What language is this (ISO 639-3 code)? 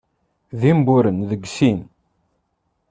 kab